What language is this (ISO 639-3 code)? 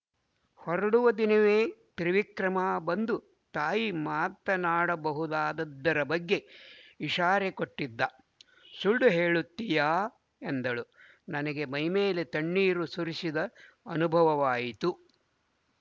kan